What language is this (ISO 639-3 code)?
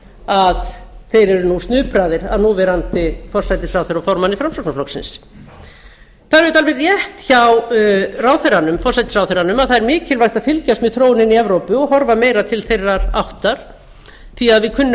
isl